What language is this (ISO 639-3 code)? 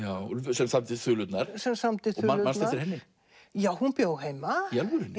isl